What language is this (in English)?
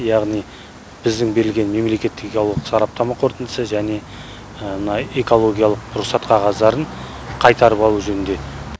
Kazakh